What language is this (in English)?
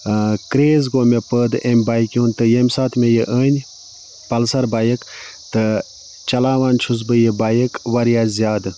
Kashmiri